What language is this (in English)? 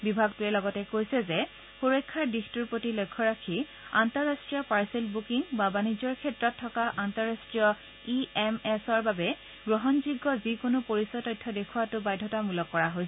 Assamese